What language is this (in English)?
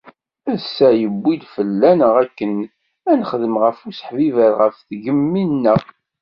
Kabyle